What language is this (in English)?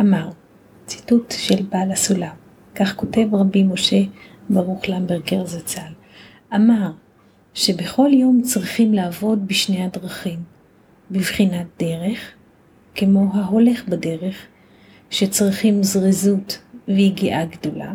Hebrew